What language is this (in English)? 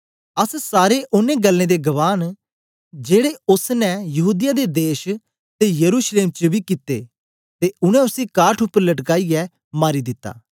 Dogri